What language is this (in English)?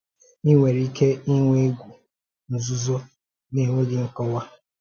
Igbo